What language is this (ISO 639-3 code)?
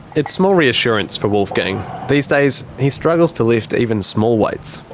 eng